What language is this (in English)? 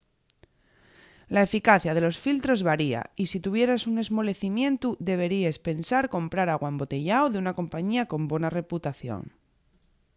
Asturian